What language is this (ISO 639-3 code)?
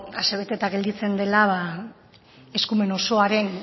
eus